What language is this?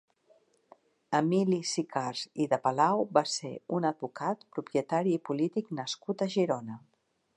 Catalan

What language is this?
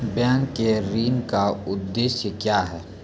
Maithili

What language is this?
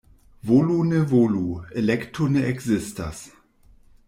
Esperanto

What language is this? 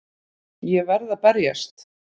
Icelandic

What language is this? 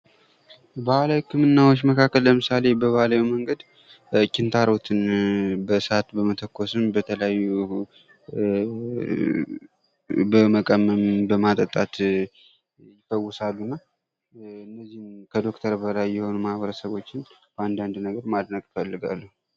Amharic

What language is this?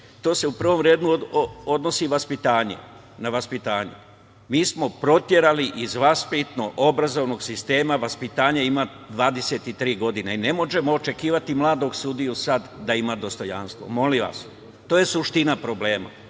Serbian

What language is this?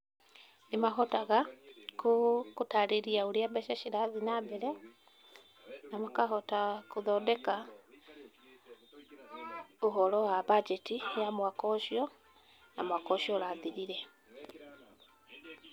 Kikuyu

